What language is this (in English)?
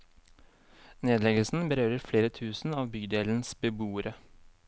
Norwegian